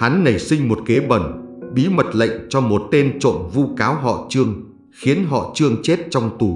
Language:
Vietnamese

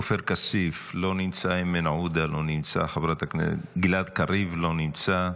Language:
Hebrew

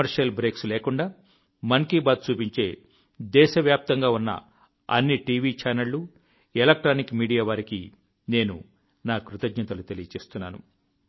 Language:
Telugu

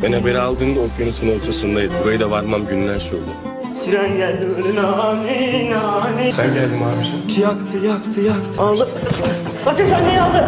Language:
Turkish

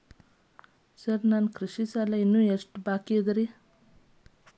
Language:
Kannada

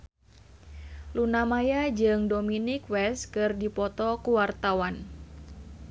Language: Sundanese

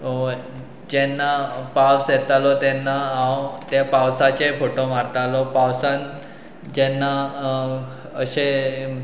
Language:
Konkani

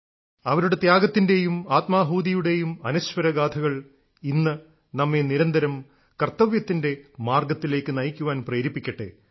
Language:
Malayalam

